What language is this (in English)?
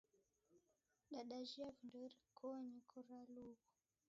Taita